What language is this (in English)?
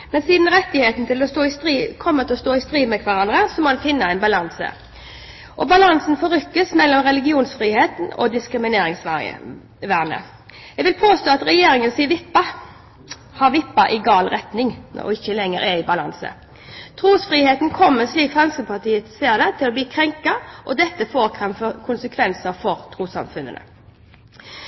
Norwegian Bokmål